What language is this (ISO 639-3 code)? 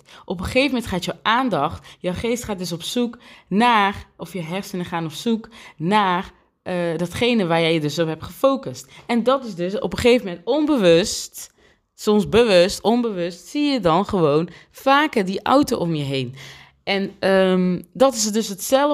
nld